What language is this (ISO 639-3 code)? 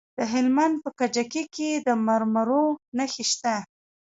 pus